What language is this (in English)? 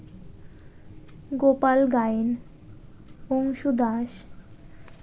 Bangla